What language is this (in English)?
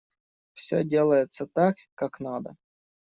Russian